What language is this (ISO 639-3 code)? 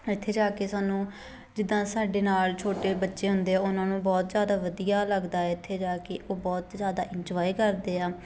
pan